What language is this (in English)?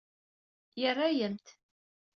Kabyle